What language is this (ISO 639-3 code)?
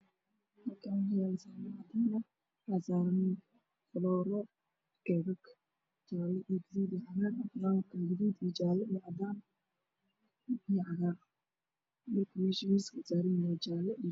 som